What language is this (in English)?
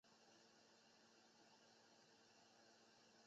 Chinese